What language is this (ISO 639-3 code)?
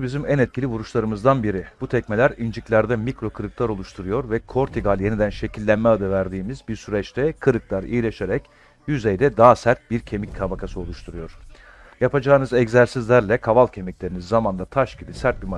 tur